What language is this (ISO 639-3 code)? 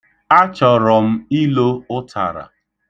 ibo